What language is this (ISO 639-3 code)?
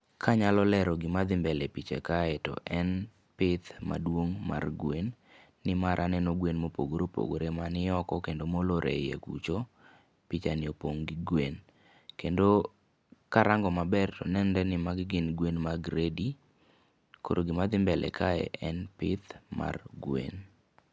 luo